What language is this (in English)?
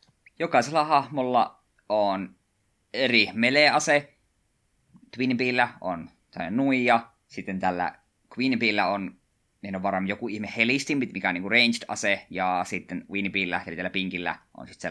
Finnish